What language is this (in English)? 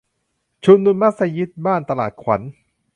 Thai